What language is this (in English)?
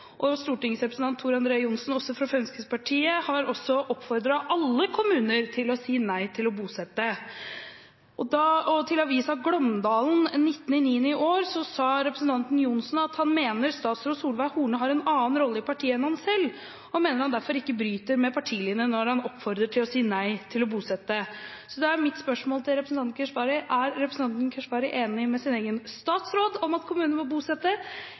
Norwegian Bokmål